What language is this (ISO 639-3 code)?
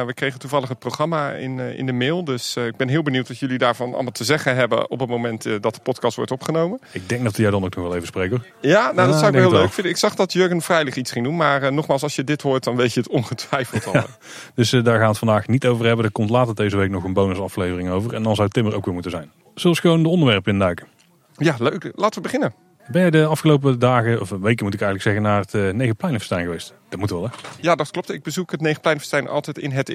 nld